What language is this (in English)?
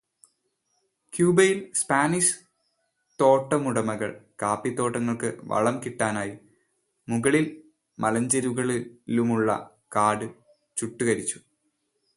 Malayalam